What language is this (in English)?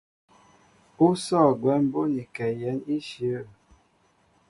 Mbo (Cameroon)